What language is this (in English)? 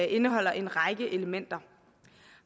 Danish